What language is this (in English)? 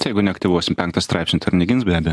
Lithuanian